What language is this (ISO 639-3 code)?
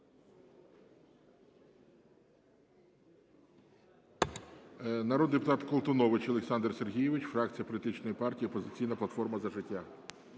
ukr